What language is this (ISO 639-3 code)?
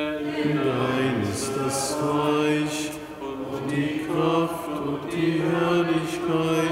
deu